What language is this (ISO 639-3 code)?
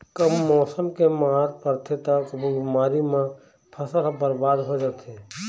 hne